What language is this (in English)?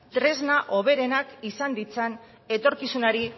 Basque